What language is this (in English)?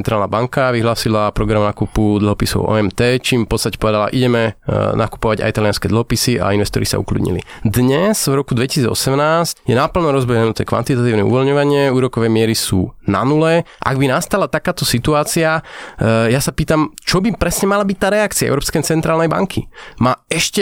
Slovak